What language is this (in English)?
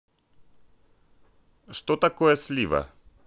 Russian